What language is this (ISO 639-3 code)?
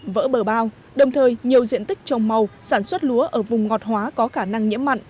vie